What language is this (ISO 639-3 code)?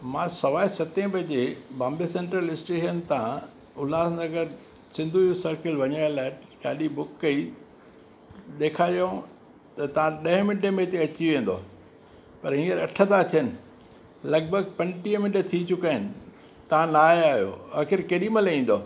snd